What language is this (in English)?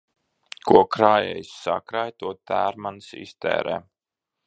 Latvian